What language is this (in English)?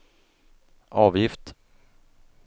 Swedish